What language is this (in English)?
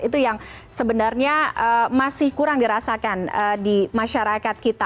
Indonesian